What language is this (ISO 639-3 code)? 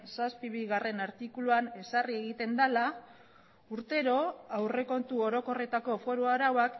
eus